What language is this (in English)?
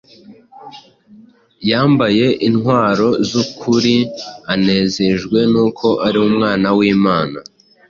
Kinyarwanda